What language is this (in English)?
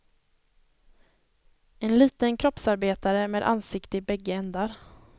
Swedish